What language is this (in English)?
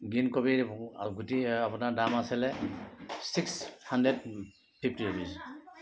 Assamese